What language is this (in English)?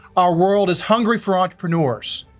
English